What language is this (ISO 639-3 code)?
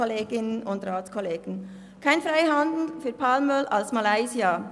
gsw